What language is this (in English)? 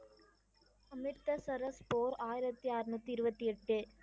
Tamil